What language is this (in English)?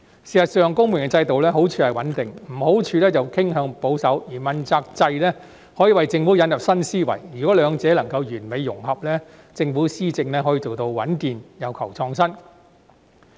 Cantonese